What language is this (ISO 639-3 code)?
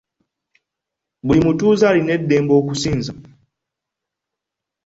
lug